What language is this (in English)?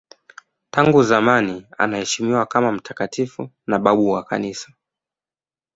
Swahili